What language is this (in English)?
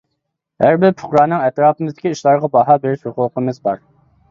Uyghur